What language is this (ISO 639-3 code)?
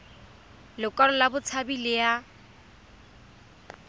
tsn